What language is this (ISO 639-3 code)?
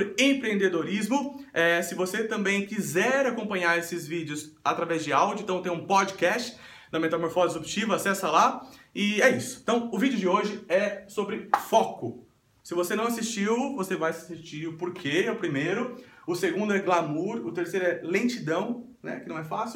por